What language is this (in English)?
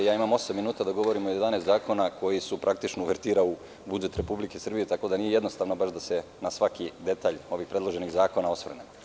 Serbian